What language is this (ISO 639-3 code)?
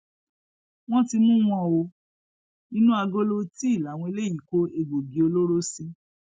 yor